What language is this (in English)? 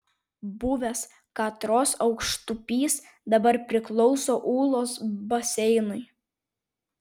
Lithuanian